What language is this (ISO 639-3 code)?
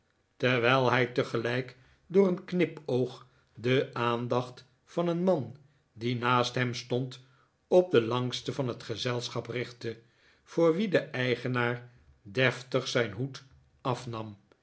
nld